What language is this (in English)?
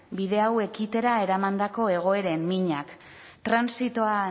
Basque